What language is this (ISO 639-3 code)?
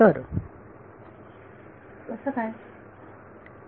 mar